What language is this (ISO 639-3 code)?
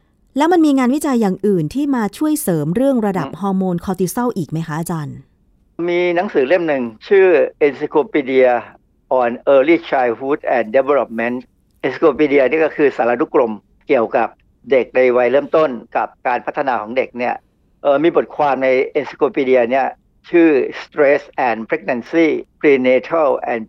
tha